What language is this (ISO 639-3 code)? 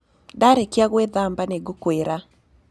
kik